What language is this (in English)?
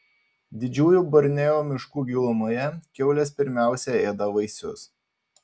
Lithuanian